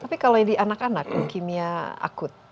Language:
Indonesian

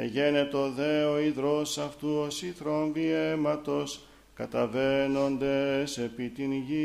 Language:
Greek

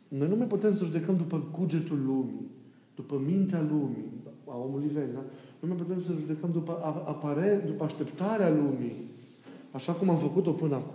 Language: Romanian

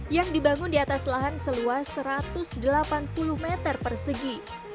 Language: Indonesian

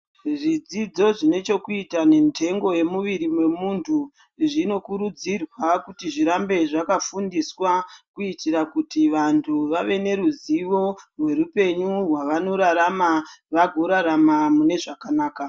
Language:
Ndau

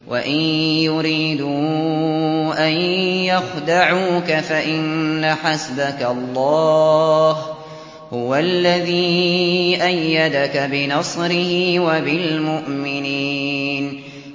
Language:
Arabic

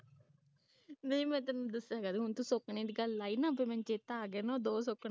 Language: Punjabi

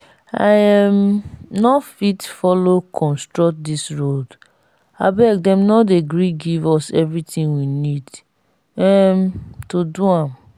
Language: Nigerian Pidgin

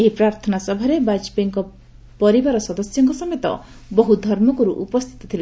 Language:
Odia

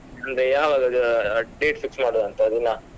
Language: Kannada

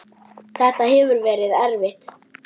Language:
Icelandic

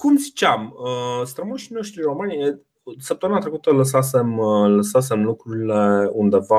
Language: Romanian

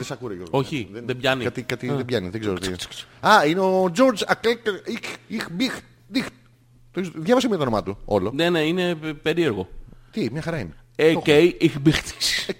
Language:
Greek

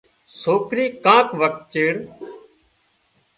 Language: Wadiyara Koli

